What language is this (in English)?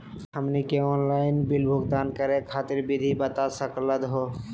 Magahi